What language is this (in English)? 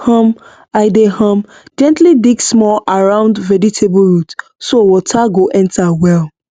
Nigerian Pidgin